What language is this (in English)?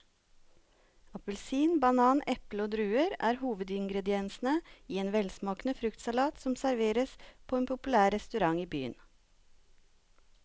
Norwegian